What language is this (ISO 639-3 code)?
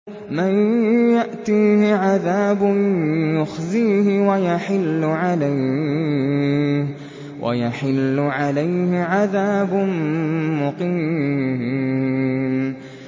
ara